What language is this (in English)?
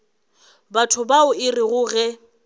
Northern Sotho